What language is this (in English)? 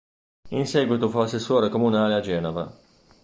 Italian